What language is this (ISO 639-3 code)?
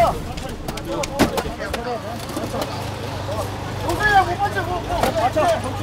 kor